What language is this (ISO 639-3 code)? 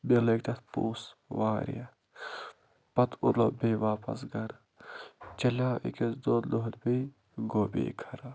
kas